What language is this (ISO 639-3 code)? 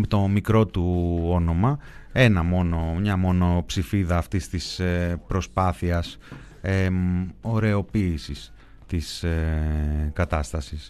ell